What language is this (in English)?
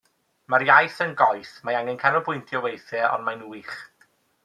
Welsh